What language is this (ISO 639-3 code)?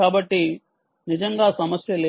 tel